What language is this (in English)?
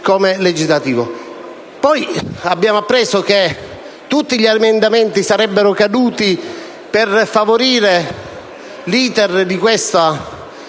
Italian